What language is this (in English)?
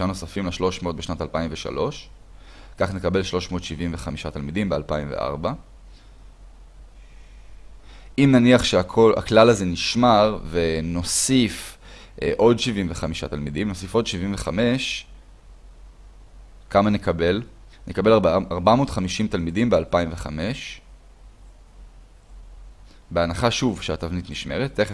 Hebrew